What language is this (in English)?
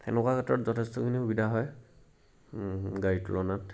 Assamese